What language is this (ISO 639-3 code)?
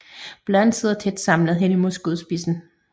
dan